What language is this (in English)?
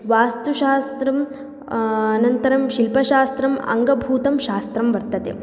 Sanskrit